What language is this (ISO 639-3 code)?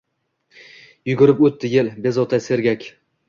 uzb